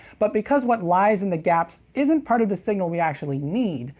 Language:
English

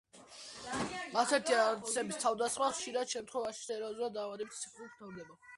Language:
Georgian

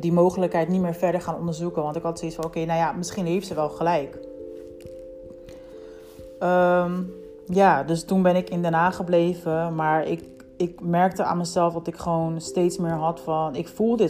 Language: Dutch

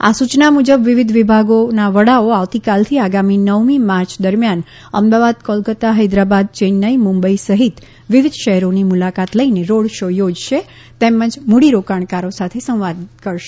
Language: Gujarati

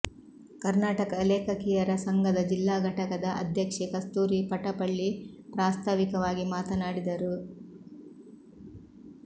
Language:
Kannada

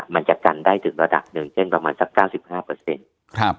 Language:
Thai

